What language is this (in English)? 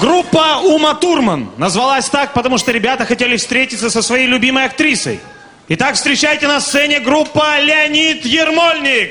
Russian